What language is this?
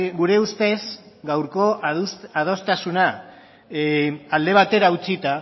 Basque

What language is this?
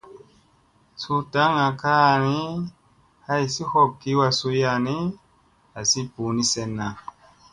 Musey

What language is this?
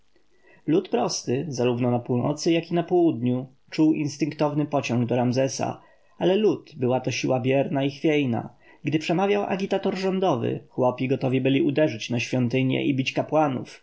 Polish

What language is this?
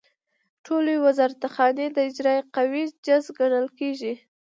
Pashto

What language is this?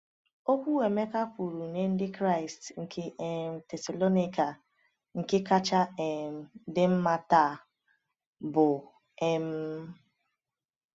Igbo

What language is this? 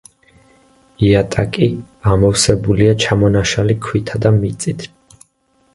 Georgian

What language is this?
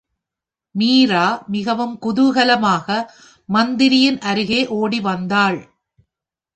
Tamil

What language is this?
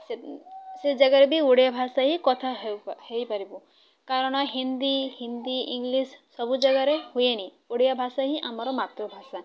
Odia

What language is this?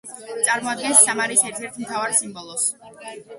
Georgian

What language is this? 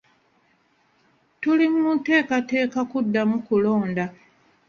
Ganda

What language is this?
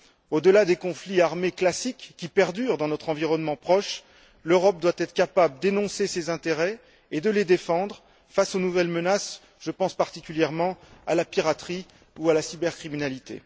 French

